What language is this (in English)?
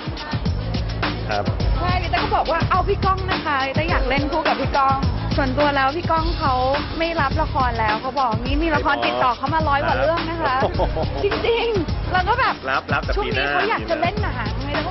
Thai